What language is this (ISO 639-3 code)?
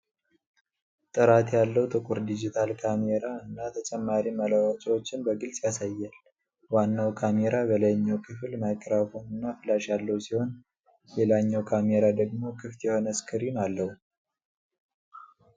amh